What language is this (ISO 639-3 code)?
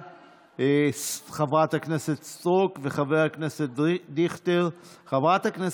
heb